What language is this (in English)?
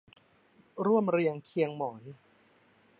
Thai